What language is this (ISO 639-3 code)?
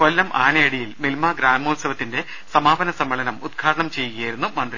mal